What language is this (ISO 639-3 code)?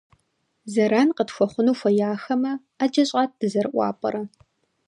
kbd